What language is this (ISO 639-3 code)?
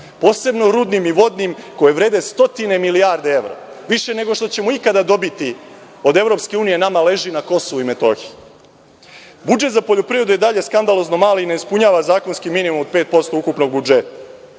srp